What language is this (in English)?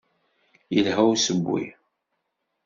Kabyle